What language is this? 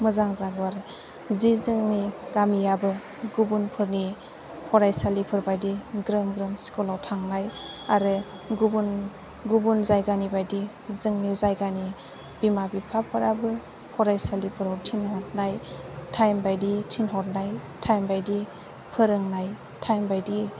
Bodo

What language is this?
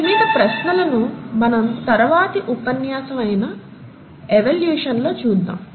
Telugu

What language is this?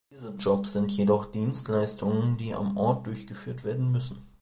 German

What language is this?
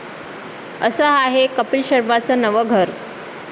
Marathi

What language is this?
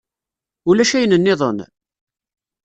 Kabyle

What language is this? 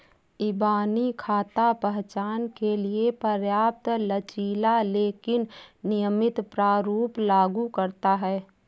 Hindi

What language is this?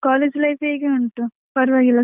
Kannada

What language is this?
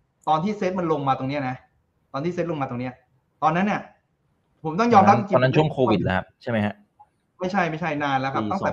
Thai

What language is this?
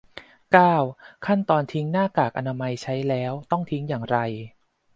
Thai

